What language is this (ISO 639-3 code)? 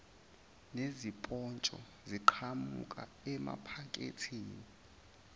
zul